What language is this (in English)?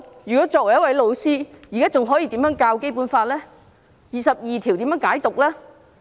Cantonese